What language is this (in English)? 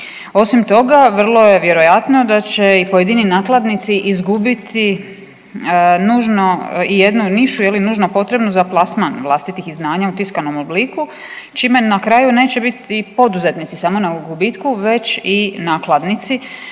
Croatian